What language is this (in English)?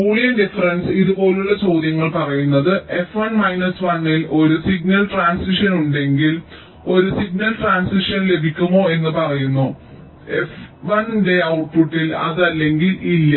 Malayalam